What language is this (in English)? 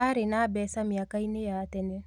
Kikuyu